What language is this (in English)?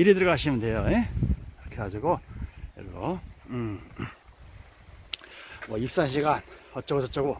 Korean